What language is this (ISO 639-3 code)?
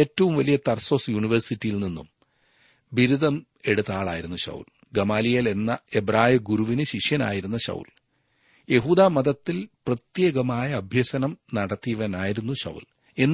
mal